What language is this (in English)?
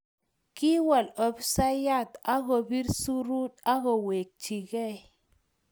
Kalenjin